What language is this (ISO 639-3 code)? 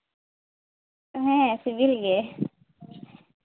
sat